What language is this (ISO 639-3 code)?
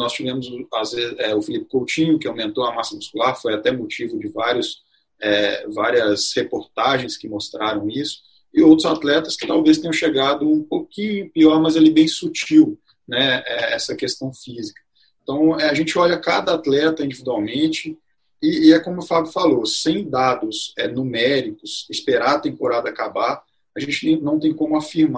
por